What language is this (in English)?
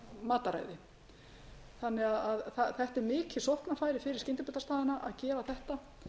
Icelandic